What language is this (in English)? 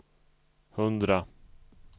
Swedish